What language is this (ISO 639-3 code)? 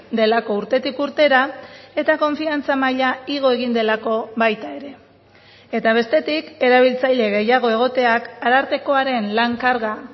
eus